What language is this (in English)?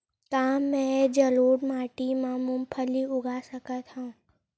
Chhattisgarhi